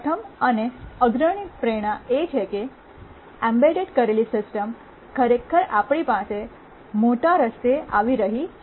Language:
Gujarati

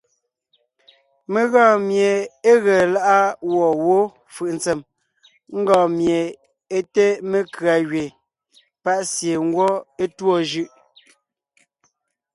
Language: Ngiemboon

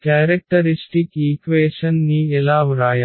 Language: Telugu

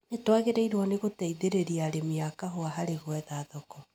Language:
Kikuyu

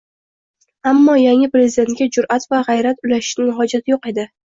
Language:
Uzbek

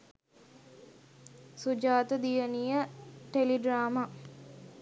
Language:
Sinhala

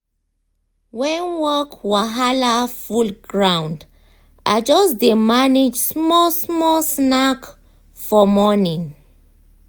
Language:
Nigerian Pidgin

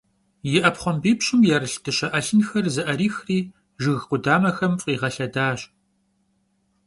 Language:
Kabardian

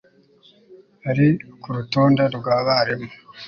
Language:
Kinyarwanda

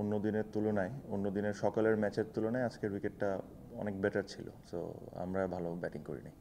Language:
English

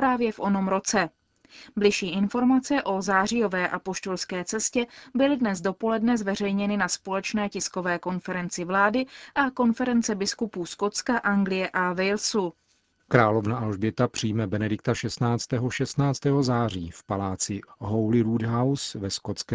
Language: Czech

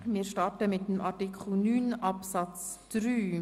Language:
Swiss German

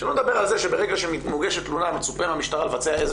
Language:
Hebrew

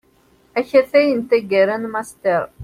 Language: Kabyle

